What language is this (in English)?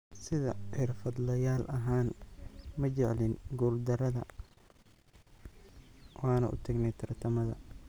Somali